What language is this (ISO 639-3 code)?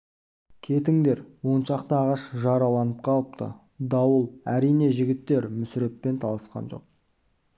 kaz